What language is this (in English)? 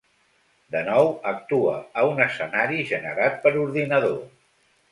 Catalan